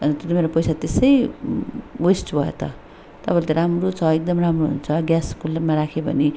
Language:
Nepali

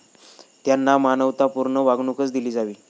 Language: Marathi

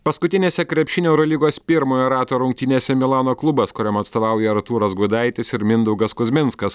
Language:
Lithuanian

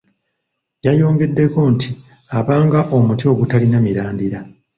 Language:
Ganda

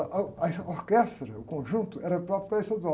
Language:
Portuguese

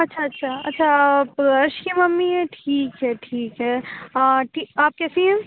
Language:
Urdu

